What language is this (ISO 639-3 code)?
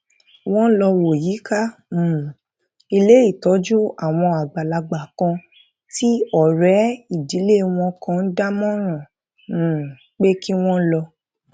yor